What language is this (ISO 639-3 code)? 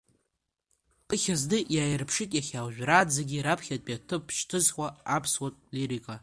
abk